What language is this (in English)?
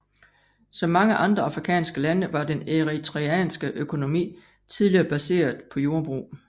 Danish